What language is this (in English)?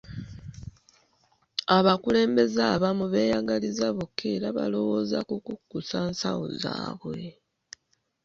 Ganda